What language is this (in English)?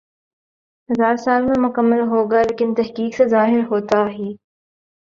Urdu